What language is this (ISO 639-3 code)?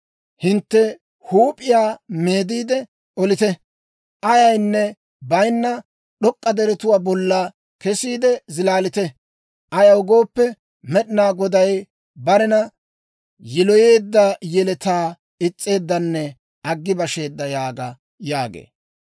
dwr